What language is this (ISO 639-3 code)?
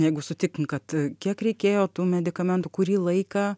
lit